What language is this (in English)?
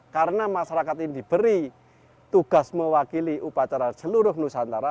Indonesian